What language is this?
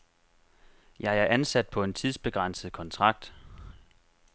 Danish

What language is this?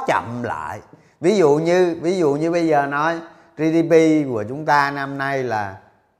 Vietnamese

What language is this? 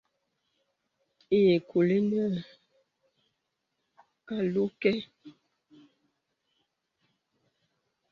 Bebele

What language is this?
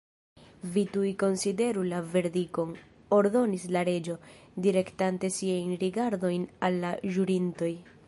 Esperanto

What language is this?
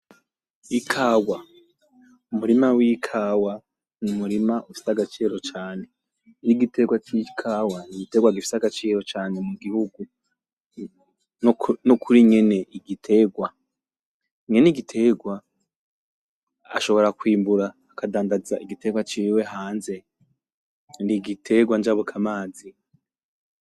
Rundi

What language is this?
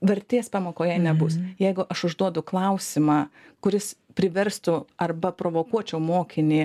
Lithuanian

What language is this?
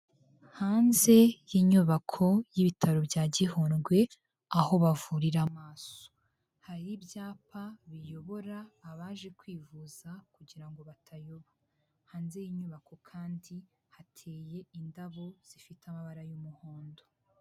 Kinyarwanda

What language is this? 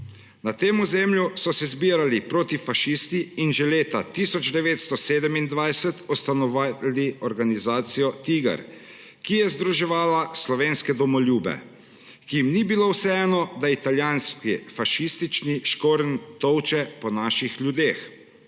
Slovenian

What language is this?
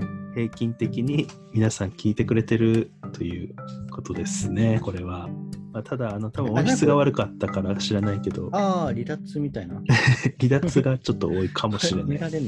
Japanese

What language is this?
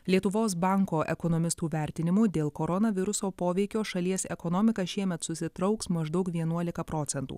Lithuanian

